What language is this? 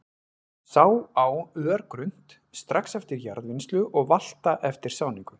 Icelandic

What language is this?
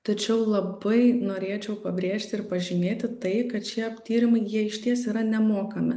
Lithuanian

